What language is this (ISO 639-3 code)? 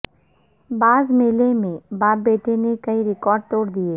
urd